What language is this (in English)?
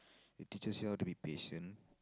English